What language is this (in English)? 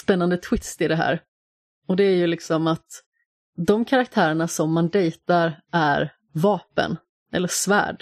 Swedish